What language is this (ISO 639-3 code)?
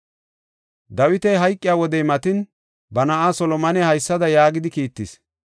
gof